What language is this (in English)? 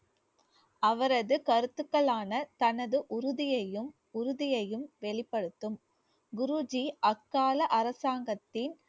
Tamil